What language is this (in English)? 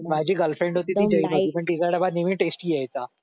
Marathi